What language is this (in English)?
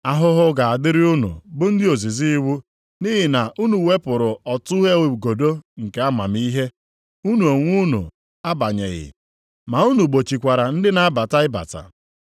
Igbo